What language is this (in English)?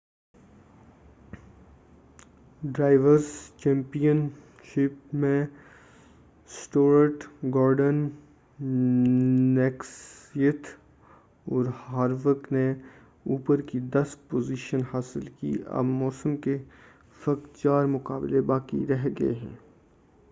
Urdu